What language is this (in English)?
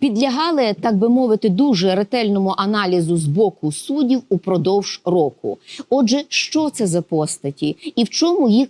Ukrainian